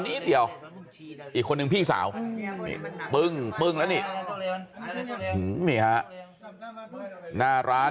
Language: Thai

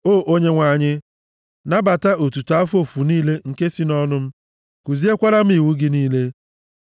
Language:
Igbo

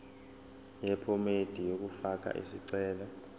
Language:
Zulu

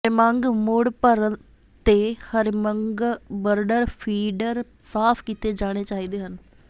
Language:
Punjabi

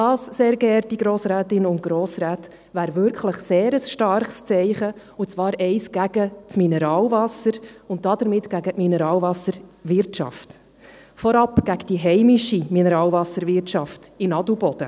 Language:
Swiss German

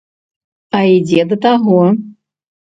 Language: Belarusian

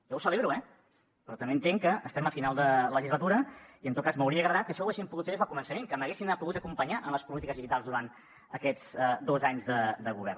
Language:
Catalan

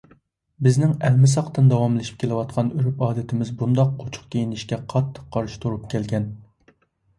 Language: Uyghur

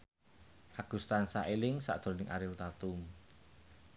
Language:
Javanese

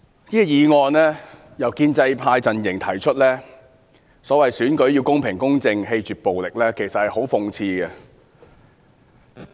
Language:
Cantonese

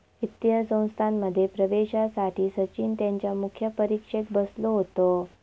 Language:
Marathi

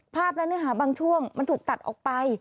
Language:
Thai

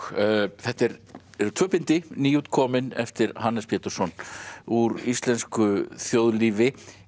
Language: Icelandic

